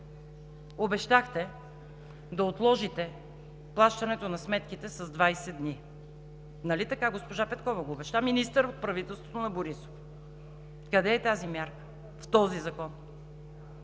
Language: Bulgarian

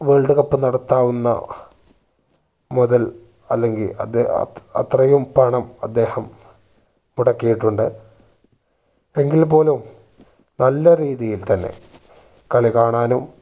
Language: Malayalam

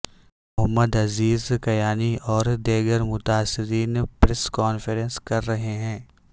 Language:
Urdu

